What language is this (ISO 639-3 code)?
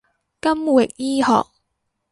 yue